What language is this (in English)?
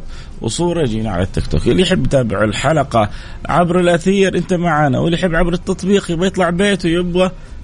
Arabic